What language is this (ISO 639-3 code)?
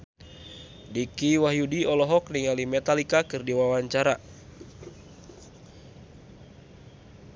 sun